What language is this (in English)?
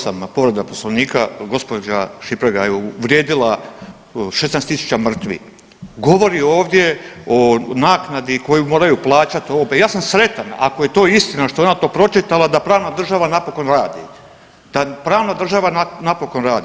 Croatian